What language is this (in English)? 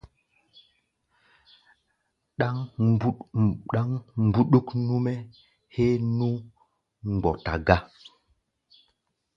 Gbaya